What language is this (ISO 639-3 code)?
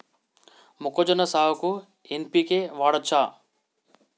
tel